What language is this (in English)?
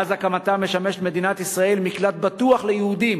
Hebrew